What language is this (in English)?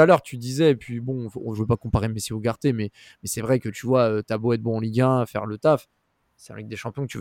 French